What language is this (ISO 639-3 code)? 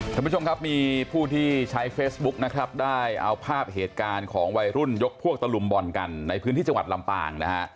tha